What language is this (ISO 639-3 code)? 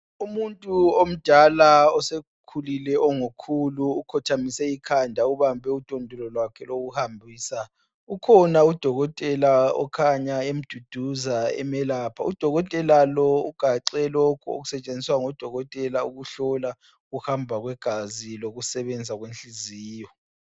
nde